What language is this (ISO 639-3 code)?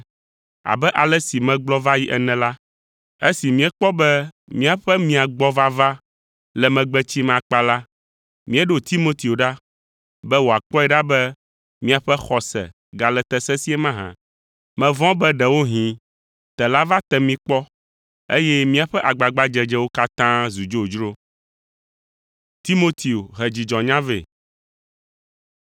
ewe